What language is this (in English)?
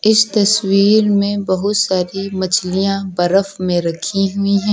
Hindi